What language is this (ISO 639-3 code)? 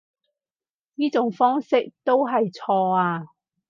yue